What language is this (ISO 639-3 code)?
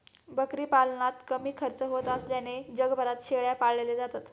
mar